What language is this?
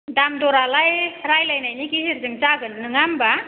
Bodo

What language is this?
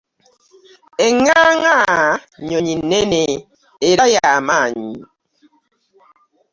Ganda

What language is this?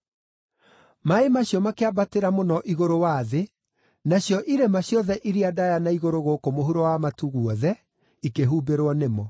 Kikuyu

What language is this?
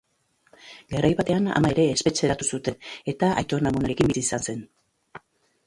Basque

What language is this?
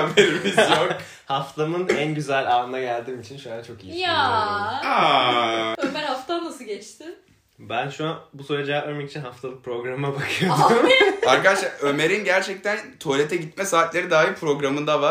Turkish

